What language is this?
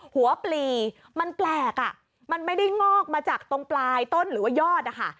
Thai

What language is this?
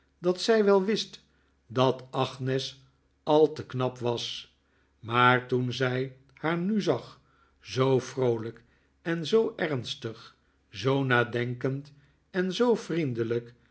Dutch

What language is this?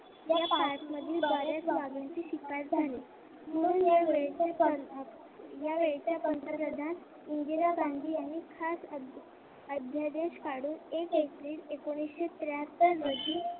Marathi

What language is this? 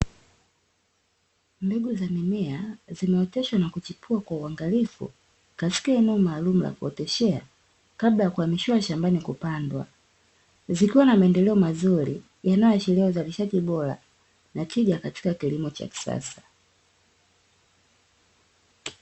Swahili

